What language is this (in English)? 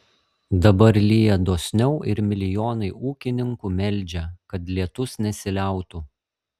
Lithuanian